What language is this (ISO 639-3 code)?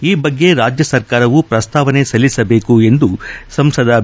kan